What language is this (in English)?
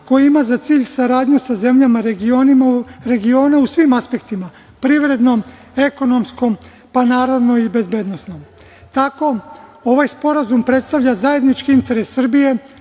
Serbian